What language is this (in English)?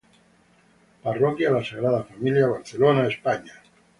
Spanish